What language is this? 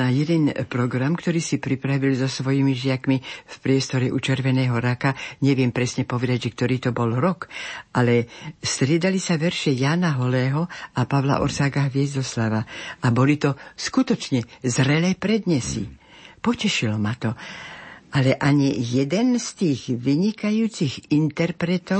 Slovak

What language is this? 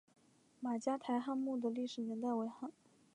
Chinese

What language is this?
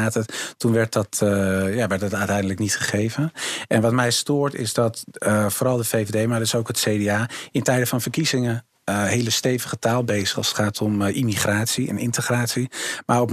Dutch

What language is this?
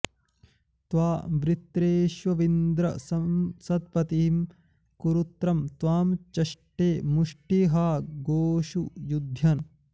Sanskrit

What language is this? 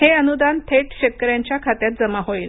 Marathi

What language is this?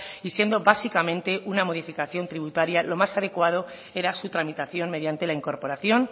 Spanish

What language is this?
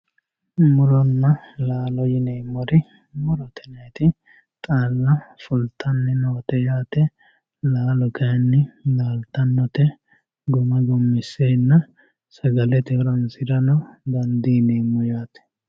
Sidamo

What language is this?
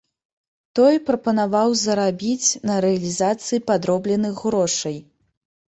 Belarusian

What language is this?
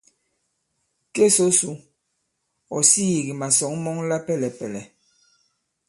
Bankon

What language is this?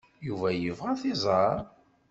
Kabyle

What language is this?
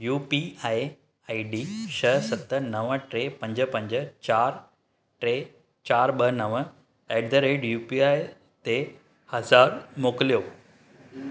Sindhi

